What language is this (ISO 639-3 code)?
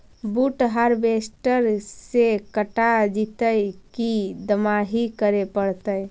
mag